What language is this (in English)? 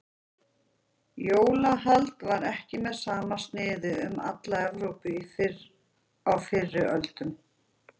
Icelandic